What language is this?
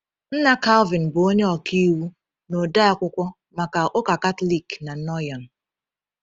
Igbo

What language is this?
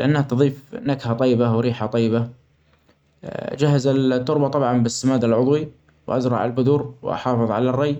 Omani Arabic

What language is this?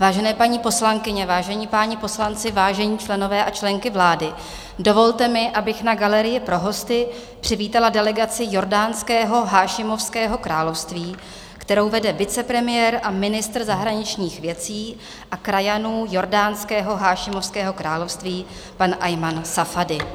Czech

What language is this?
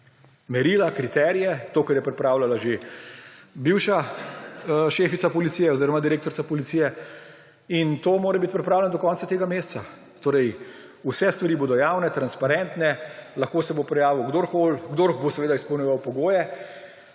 Slovenian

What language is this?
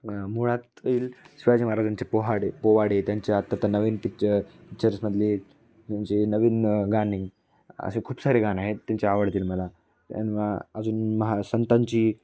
Marathi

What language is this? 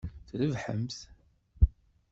Kabyle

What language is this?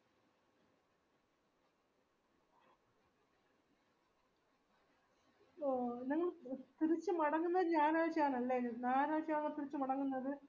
Malayalam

